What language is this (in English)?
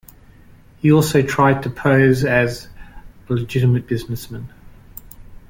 English